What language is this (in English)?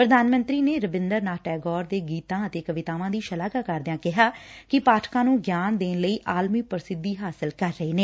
Punjabi